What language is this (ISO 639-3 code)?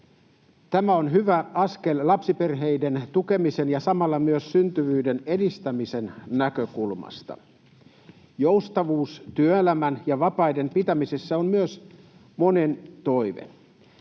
fin